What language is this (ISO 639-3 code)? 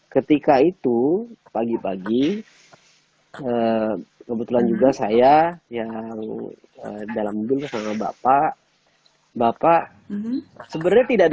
ind